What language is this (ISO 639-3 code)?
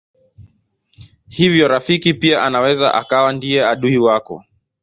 swa